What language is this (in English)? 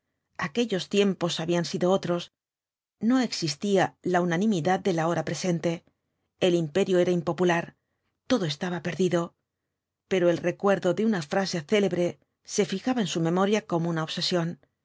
Spanish